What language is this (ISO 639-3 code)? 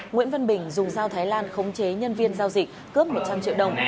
vie